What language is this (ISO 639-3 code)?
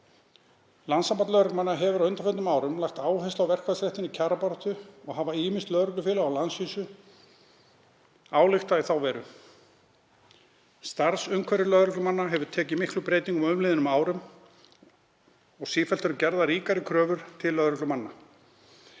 isl